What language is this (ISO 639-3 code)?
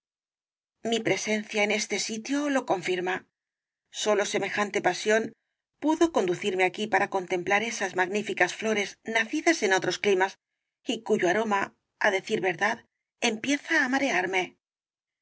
spa